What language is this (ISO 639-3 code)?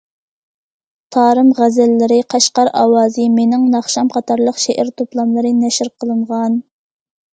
uig